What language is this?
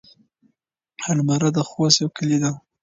Pashto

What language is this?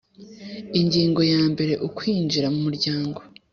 Kinyarwanda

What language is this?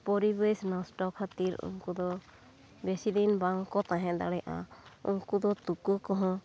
Santali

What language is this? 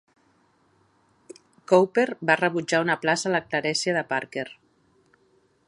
Catalan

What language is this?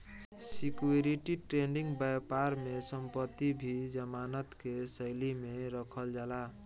Bhojpuri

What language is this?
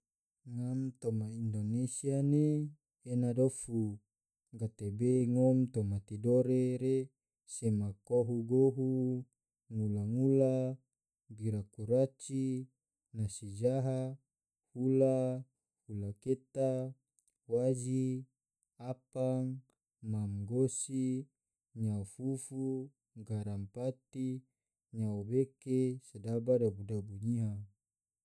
Tidore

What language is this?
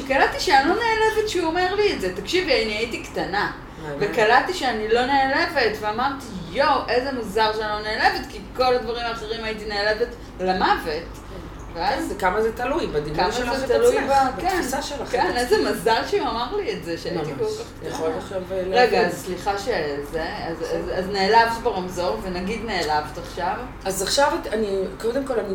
Hebrew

